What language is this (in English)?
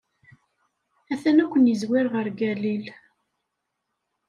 Kabyle